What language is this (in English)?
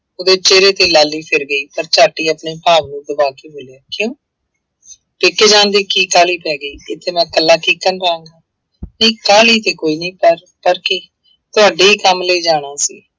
Punjabi